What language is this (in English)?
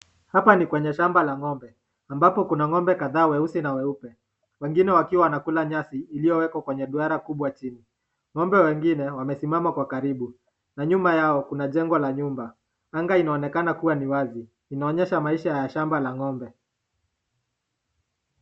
Swahili